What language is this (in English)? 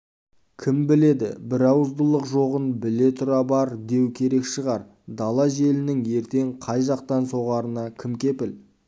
Kazakh